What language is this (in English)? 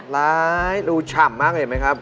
Thai